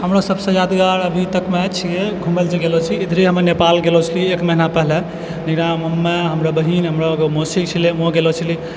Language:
Maithili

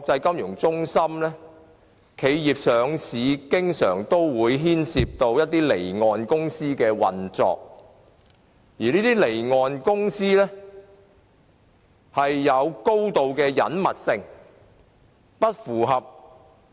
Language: Cantonese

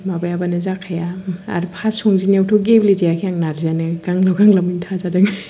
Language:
Bodo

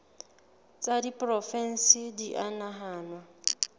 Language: Southern Sotho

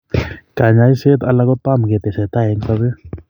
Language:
Kalenjin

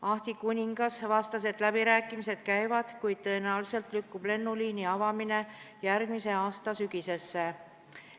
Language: Estonian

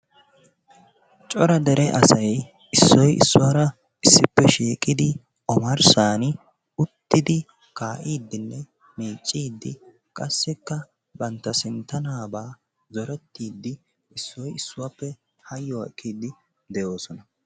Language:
Wolaytta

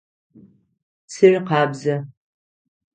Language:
Adyghe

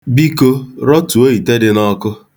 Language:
Igbo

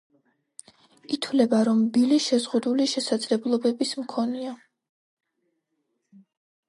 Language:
Georgian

